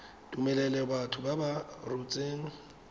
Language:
Tswana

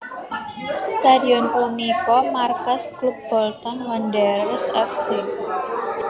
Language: Javanese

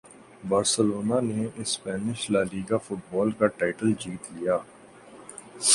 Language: Urdu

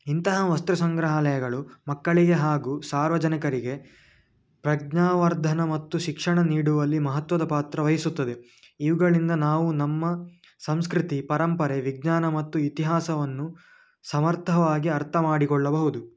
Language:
Kannada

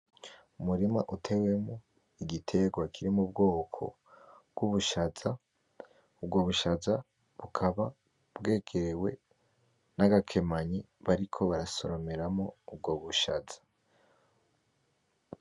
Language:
Rundi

